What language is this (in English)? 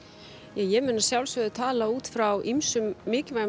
Icelandic